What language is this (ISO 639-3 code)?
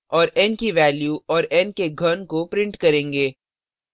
hin